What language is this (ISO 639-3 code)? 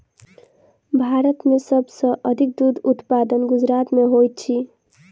mai